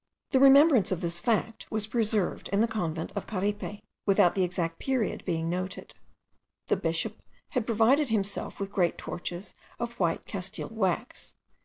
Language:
English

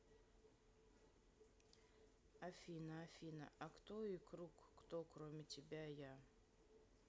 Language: Russian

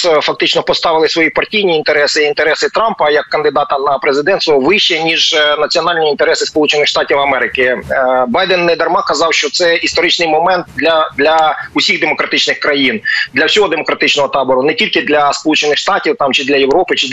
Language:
Ukrainian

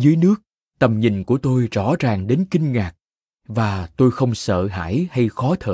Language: Vietnamese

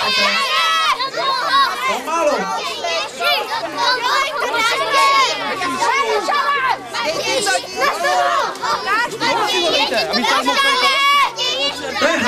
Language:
Czech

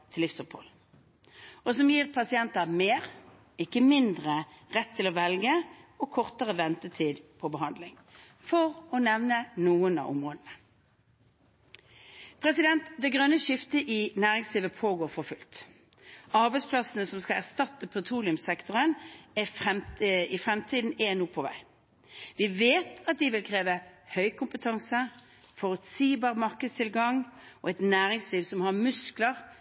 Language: Norwegian Bokmål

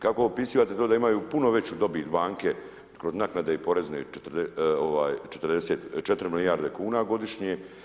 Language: Croatian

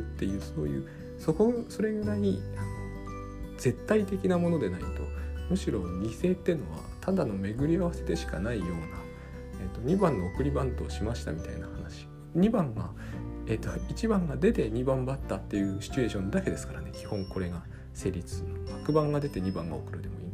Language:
Japanese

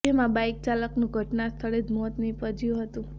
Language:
Gujarati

